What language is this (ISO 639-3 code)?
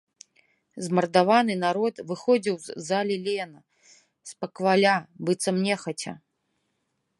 bel